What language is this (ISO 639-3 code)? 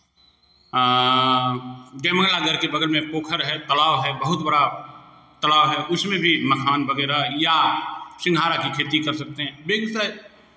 hin